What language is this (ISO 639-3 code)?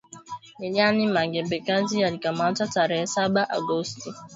swa